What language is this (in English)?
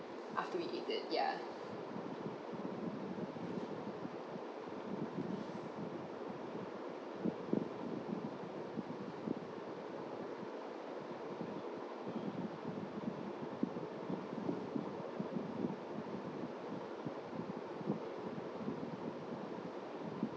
English